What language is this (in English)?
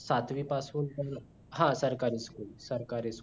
Marathi